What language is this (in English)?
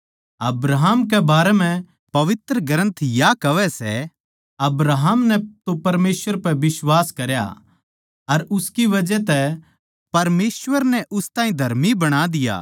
Haryanvi